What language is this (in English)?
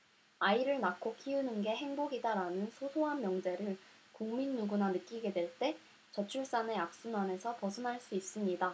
Korean